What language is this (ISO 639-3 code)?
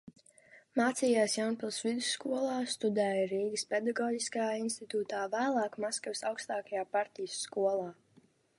lav